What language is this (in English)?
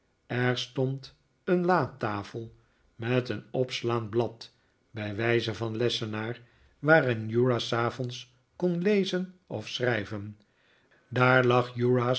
Dutch